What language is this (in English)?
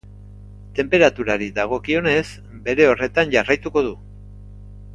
Basque